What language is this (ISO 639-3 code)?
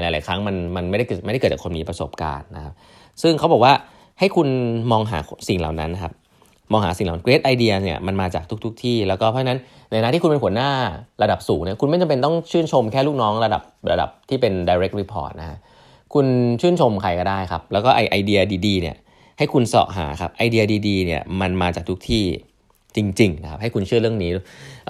tha